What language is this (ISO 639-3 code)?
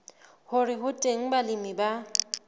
sot